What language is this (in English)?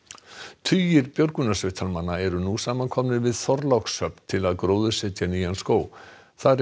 Icelandic